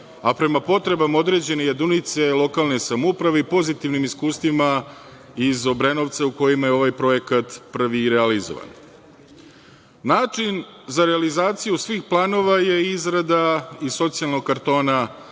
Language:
Serbian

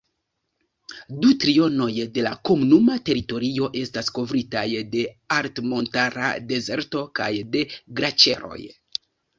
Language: Esperanto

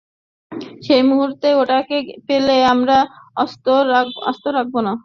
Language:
Bangla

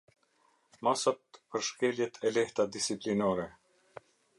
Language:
Albanian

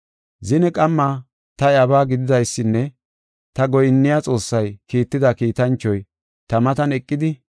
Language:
Gofa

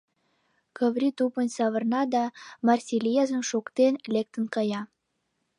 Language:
Mari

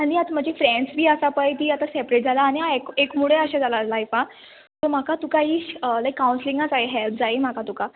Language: Konkani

